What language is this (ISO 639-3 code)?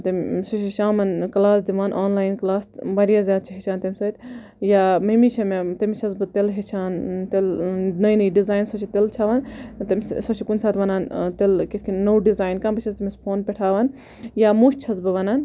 kas